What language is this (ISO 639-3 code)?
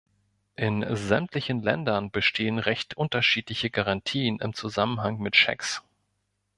deu